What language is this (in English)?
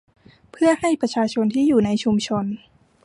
Thai